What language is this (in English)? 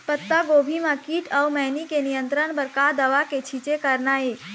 Chhattisgarhi